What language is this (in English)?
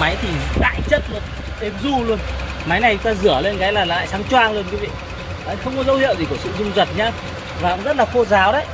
Vietnamese